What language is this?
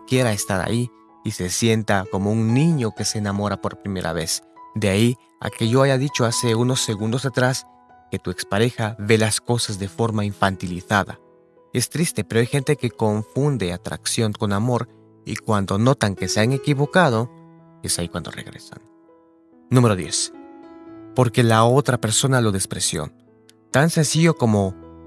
Spanish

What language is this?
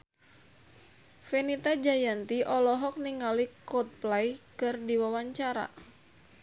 Sundanese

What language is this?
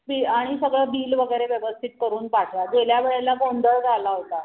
Marathi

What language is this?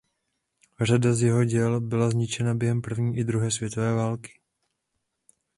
Czech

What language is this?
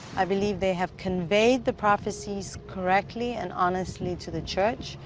English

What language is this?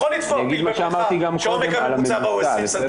Hebrew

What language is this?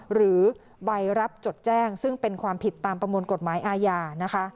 Thai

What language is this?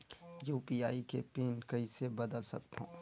Chhattisgarhi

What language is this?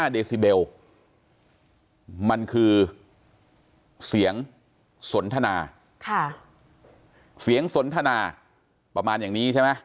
Thai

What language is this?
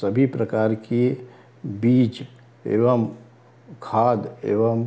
Hindi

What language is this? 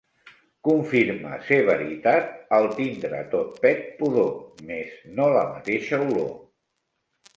Catalan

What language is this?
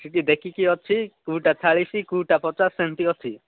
Odia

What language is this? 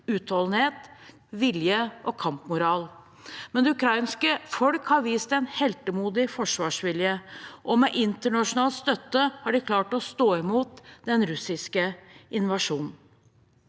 Norwegian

